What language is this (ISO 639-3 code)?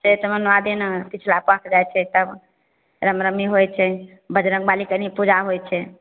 mai